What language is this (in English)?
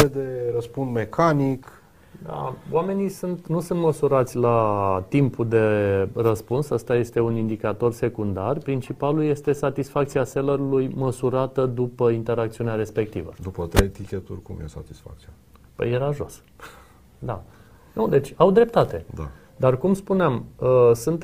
Romanian